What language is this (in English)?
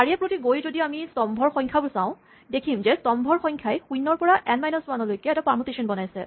Assamese